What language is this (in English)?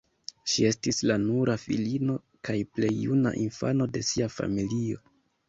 Esperanto